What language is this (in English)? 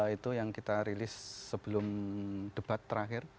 Indonesian